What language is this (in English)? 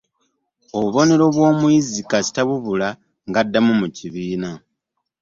Ganda